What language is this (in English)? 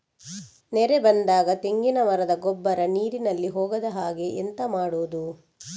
Kannada